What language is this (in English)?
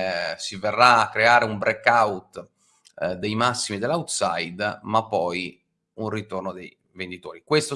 Italian